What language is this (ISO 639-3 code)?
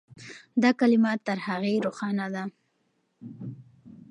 pus